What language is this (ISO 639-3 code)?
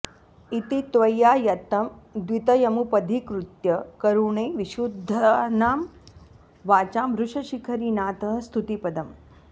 san